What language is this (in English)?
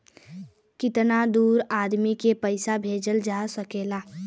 Bhojpuri